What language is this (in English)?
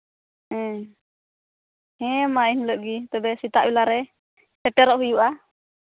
Santali